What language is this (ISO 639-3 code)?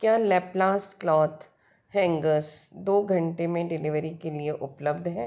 hin